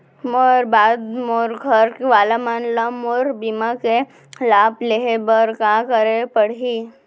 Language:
Chhattisgarhi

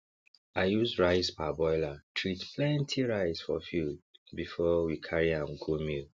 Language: Nigerian Pidgin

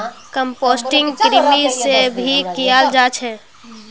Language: Magahi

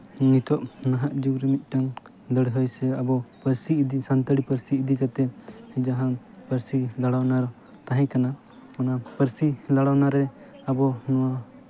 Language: Santali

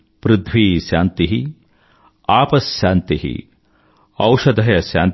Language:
Telugu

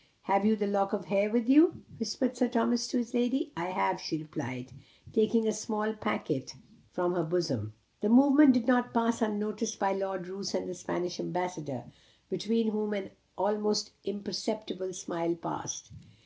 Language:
English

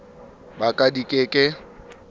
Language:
Southern Sotho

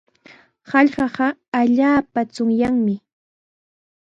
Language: Sihuas Ancash Quechua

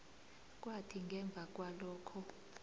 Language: South Ndebele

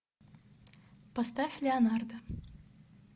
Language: Russian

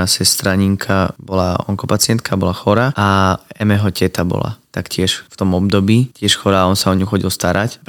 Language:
Slovak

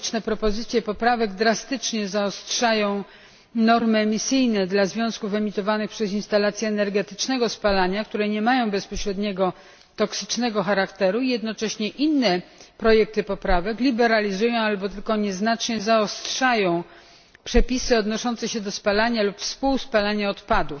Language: Polish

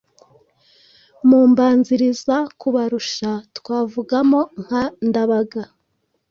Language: Kinyarwanda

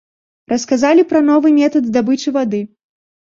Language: Belarusian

